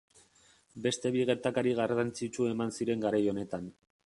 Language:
Basque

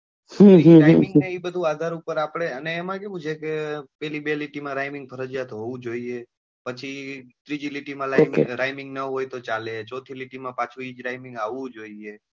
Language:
Gujarati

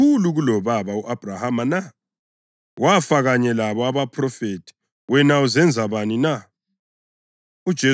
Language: North Ndebele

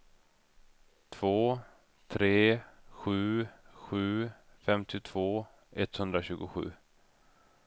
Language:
Swedish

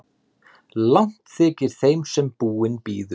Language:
Icelandic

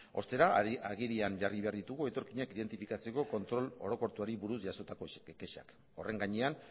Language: Basque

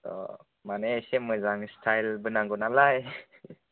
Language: Bodo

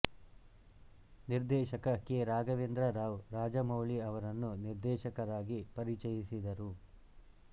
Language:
Kannada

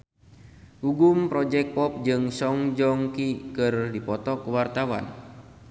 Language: Sundanese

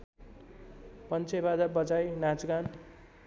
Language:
Nepali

